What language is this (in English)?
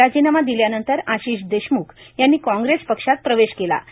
Marathi